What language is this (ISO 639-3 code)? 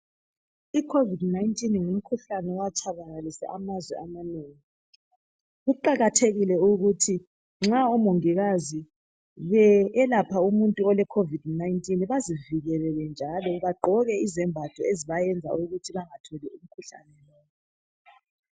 nde